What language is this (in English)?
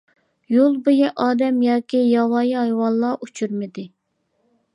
Uyghur